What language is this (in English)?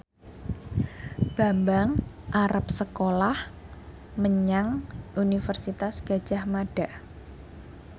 Javanese